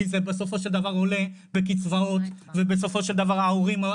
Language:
Hebrew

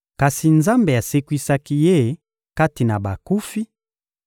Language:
Lingala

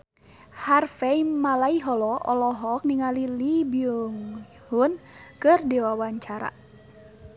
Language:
Sundanese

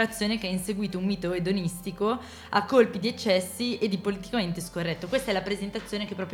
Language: Italian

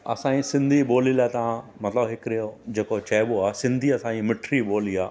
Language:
Sindhi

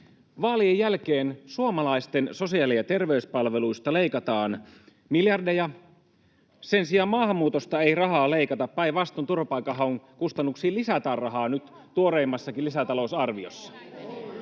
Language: Finnish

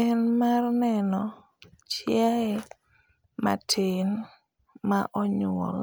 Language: Luo (Kenya and Tanzania)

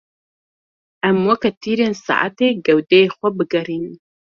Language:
Kurdish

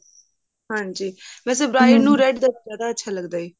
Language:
Punjabi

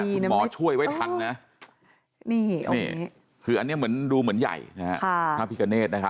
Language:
Thai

